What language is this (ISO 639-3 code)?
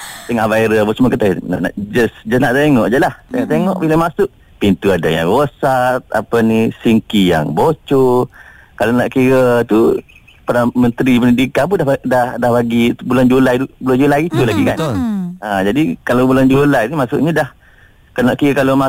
msa